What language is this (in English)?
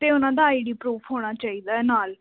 Punjabi